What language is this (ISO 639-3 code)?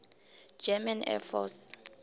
nbl